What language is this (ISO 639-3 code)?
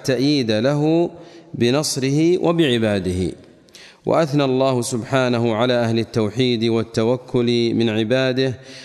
ara